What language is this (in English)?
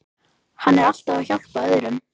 Icelandic